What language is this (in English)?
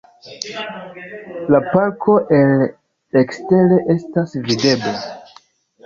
Esperanto